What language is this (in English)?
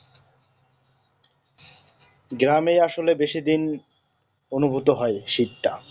Bangla